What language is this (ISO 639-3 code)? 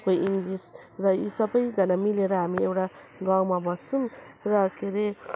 nep